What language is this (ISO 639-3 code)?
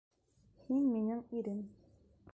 bak